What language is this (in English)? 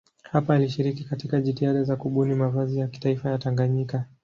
Swahili